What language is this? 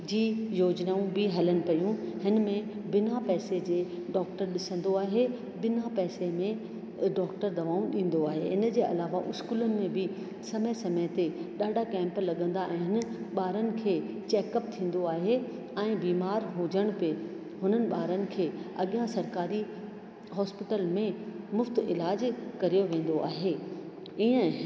Sindhi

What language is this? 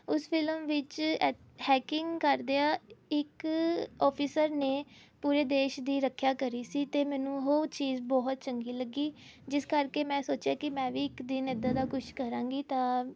Punjabi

